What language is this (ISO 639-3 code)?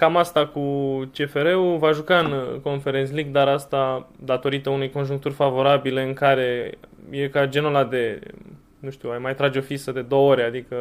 ron